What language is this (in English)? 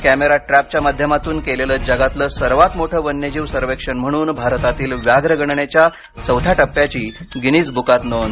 Marathi